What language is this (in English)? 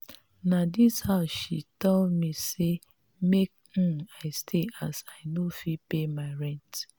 Nigerian Pidgin